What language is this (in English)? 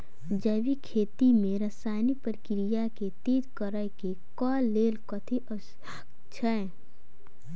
Maithili